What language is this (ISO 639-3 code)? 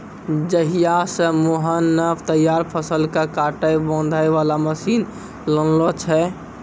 mai